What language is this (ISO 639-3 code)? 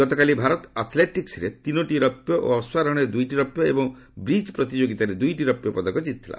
ori